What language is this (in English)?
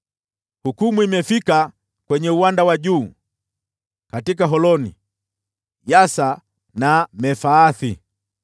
Swahili